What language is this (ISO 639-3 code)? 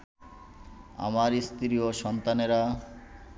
ben